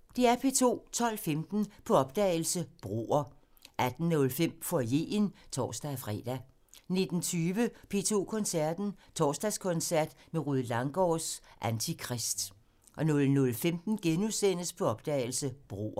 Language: Danish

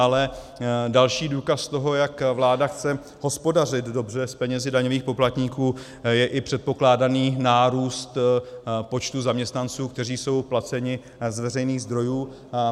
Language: Czech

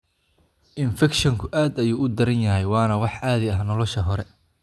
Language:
Somali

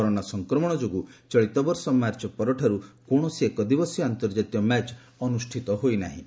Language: Odia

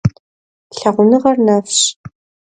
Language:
Kabardian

